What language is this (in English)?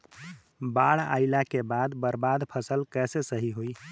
Bhojpuri